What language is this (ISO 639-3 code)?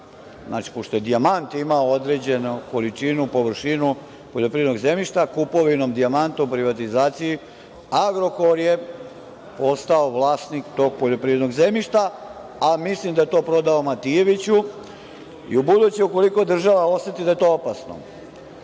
srp